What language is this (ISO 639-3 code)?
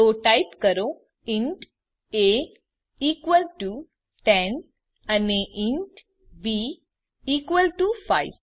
guj